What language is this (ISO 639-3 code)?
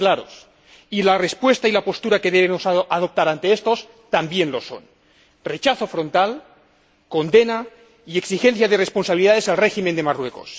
spa